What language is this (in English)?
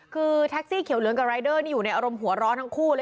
Thai